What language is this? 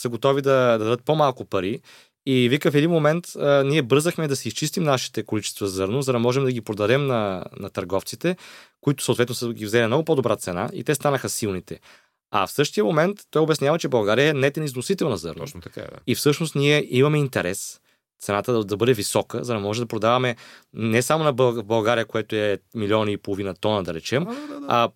Bulgarian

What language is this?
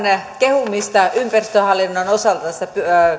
Finnish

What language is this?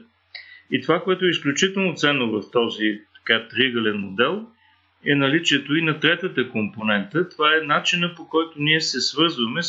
Bulgarian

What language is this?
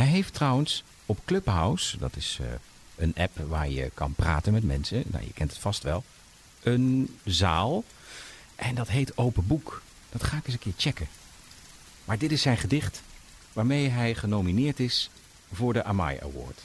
Dutch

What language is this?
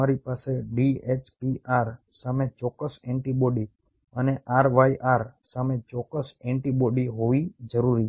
Gujarati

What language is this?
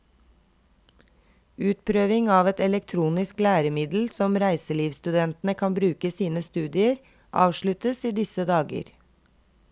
Norwegian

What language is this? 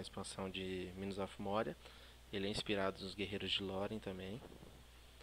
Portuguese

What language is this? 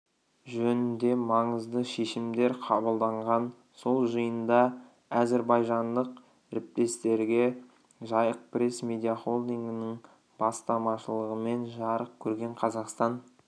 Kazakh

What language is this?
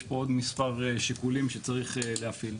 Hebrew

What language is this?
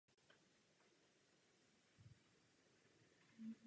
Czech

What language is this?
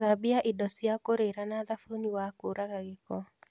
Kikuyu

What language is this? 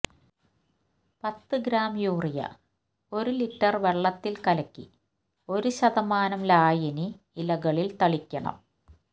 Malayalam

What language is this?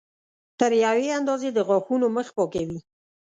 Pashto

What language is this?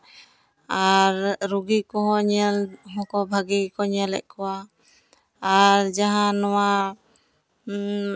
Santali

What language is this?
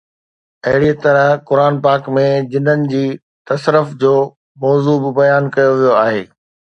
Sindhi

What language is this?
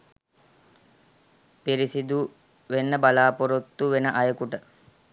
Sinhala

